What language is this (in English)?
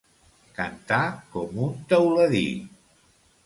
Catalan